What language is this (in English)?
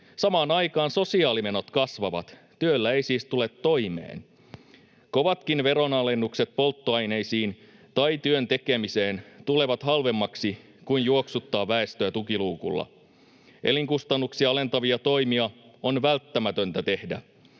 Finnish